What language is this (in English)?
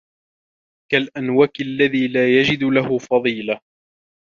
Arabic